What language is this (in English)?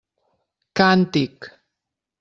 Catalan